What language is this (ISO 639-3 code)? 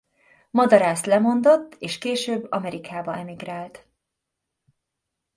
hun